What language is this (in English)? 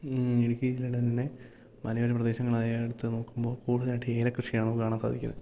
Malayalam